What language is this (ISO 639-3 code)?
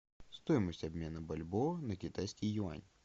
rus